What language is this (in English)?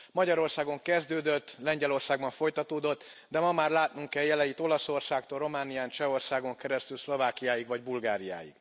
Hungarian